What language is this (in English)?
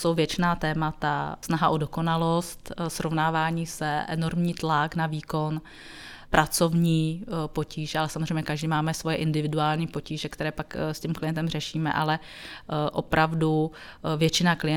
Czech